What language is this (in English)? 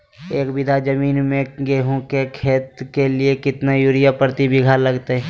Magahi